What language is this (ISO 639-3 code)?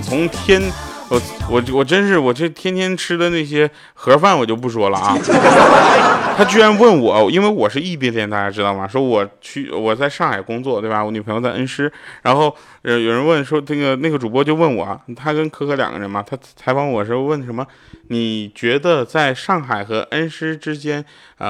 zho